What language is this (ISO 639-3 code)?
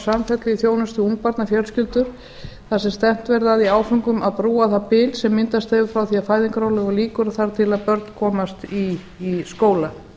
isl